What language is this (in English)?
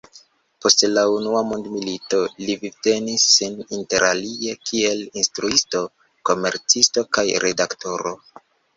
Esperanto